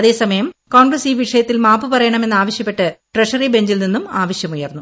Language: Malayalam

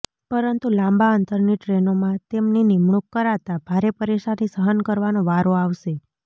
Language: Gujarati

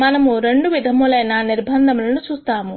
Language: Telugu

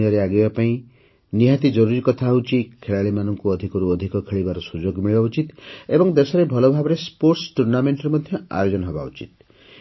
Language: Odia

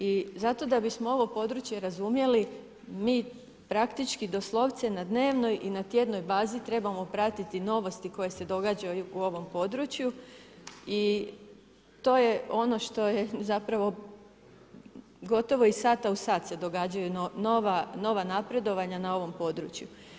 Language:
Croatian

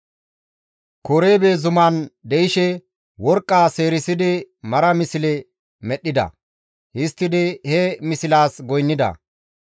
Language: Gamo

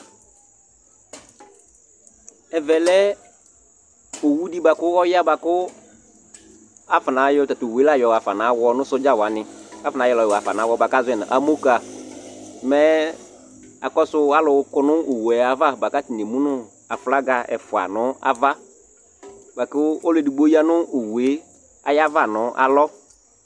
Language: Ikposo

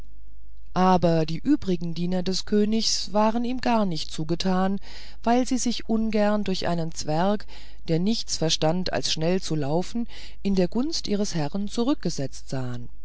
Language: German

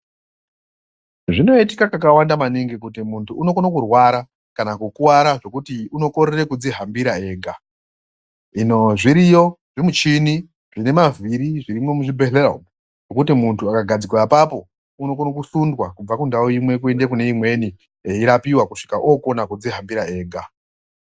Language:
Ndau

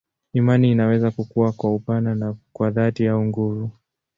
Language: Swahili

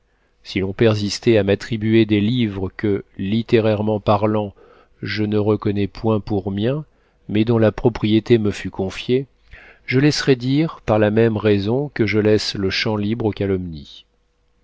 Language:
French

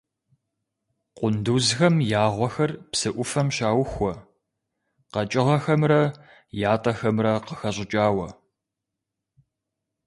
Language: Kabardian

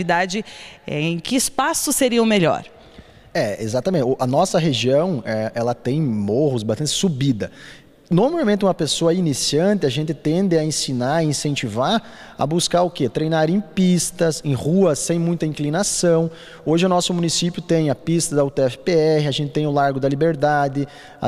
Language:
Portuguese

